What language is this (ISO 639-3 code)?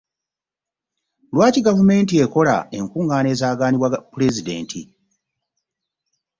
lug